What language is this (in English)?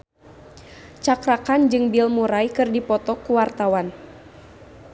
Sundanese